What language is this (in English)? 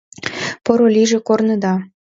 Mari